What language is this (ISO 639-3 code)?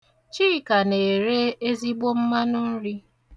ibo